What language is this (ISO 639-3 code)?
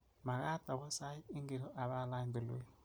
kln